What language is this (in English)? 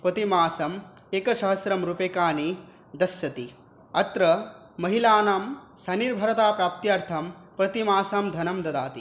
Sanskrit